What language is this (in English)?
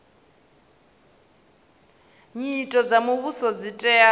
Venda